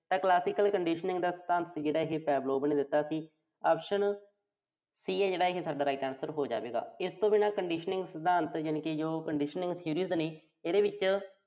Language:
Punjabi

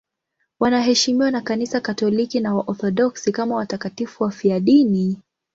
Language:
Swahili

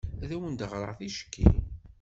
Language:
Kabyle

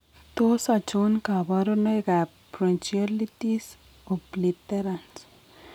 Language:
Kalenjin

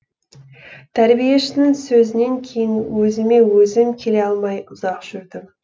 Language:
Kazakh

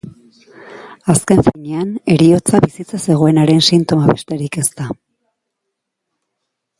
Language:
Basque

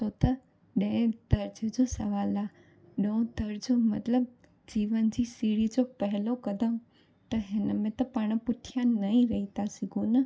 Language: Sindhi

